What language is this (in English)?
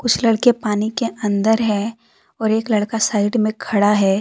Hindi